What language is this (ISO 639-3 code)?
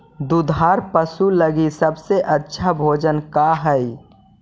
mag